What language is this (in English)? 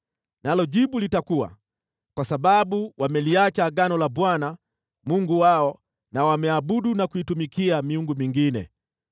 Swahili